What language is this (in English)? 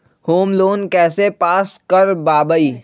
Magahi